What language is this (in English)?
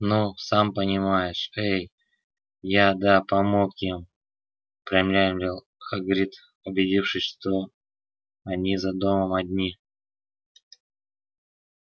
Russian